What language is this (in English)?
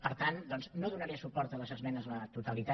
Catalan